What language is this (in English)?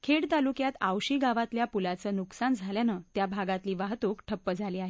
Marathi